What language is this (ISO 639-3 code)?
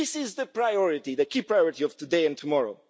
eng